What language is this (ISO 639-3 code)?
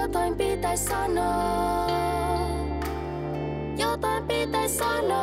fin